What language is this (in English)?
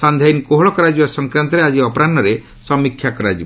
Odia